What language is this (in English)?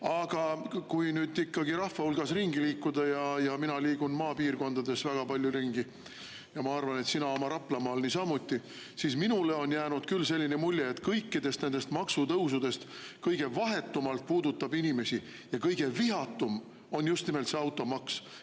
Estonian